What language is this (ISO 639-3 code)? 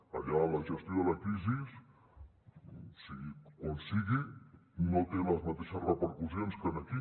cat